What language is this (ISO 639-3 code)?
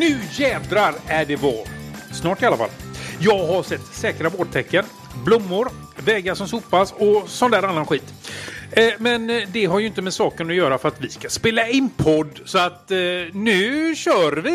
swe